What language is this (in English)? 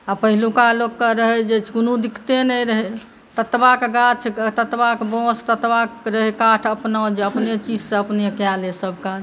Maithili